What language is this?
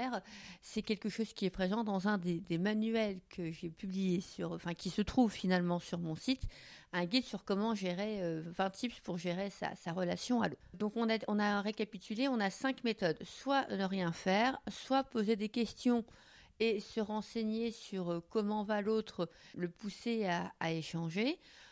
French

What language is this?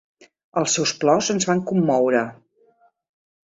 Catalan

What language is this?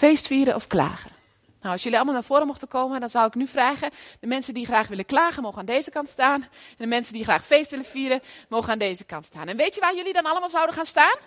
Dutch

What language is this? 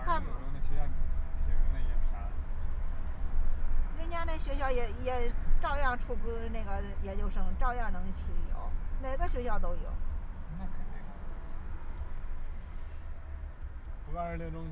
Chinese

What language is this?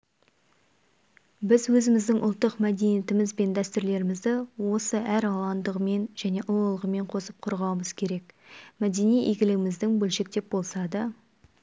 Kazakh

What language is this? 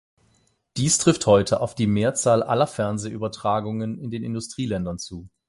German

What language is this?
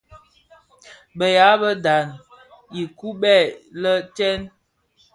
Bafia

